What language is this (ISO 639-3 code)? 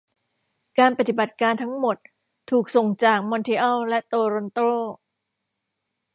tha